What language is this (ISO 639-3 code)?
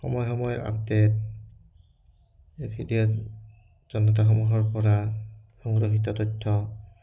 asm